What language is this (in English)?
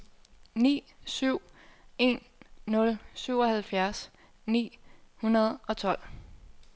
Danish